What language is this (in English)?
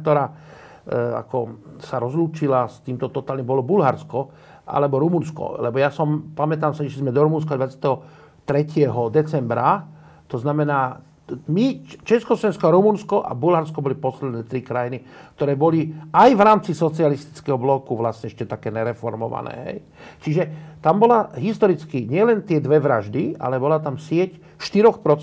Slovak